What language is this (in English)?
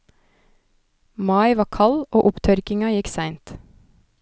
Norwegian